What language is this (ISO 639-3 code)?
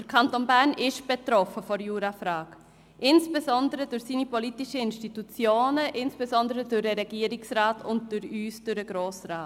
gsw